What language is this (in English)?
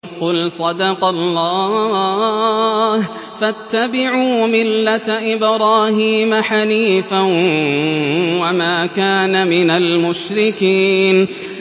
Arabic